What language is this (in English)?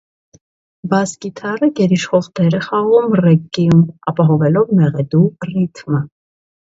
Armenian